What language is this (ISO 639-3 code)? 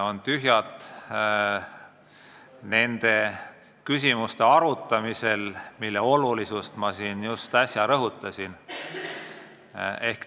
est